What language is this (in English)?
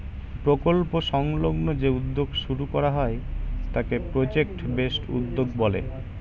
Bangla